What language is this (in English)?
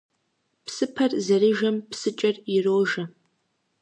Kabardian